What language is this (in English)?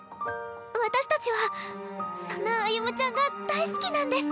Japanese